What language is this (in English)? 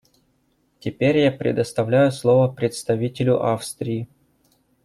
Russian